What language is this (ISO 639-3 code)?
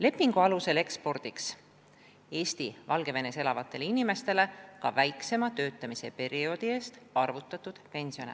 est